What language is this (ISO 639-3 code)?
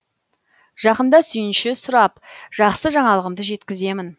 kaz